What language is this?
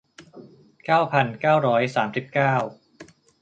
Thai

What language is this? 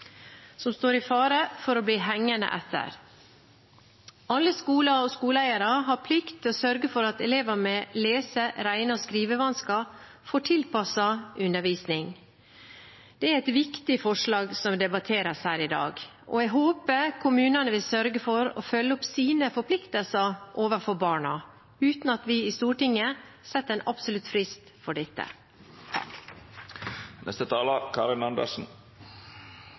Norwegian Bokmål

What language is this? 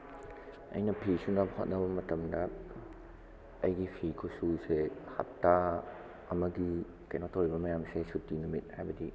Manipuri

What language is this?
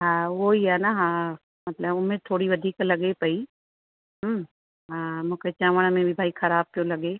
Sindhi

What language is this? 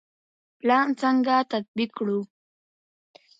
Pashto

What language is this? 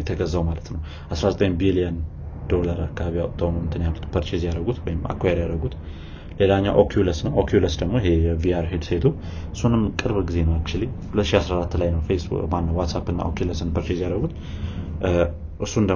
Amharic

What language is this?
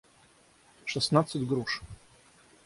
Russian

